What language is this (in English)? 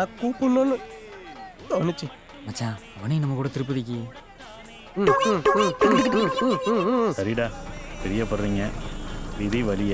Romanian